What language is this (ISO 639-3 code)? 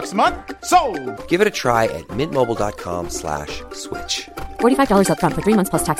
fas